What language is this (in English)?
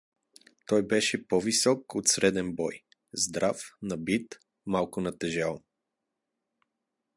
Bulgarian